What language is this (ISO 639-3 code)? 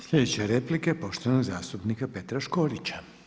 hrv